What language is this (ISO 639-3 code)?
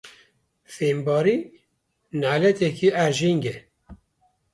kur